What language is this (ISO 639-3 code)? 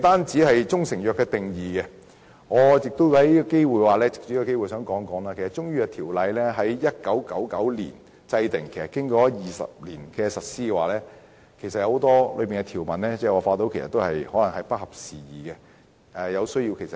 yue